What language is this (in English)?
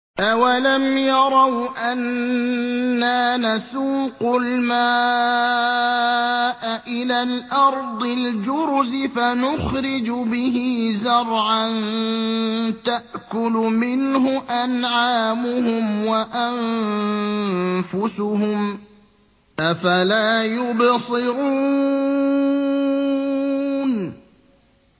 Arabic